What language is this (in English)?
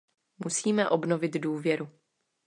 Czech